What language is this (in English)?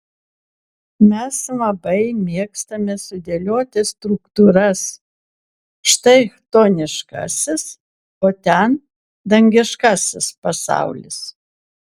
Lithuanian